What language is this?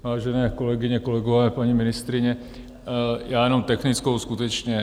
Czech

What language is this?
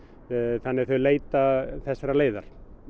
Icelandic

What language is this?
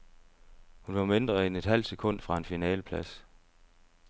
Danish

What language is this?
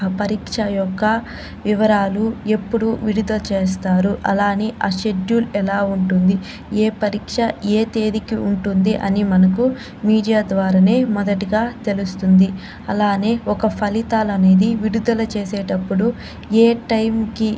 Telugu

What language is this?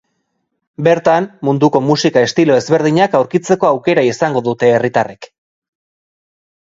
Basque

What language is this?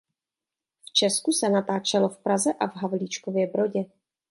Czech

